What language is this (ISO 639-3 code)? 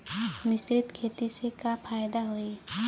bho